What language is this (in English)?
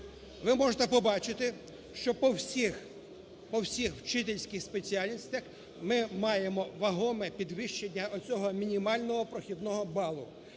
Ukrainian